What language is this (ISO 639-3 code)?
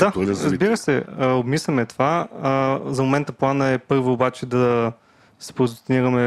bul